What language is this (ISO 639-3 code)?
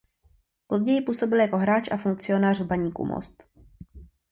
ces